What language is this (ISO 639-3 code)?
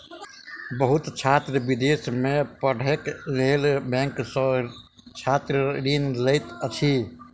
mai